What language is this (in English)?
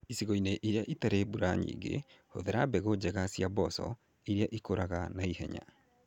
Kikuyu